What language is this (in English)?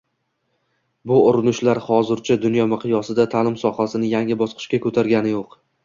Uzbek